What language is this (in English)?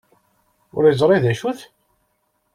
Kabyle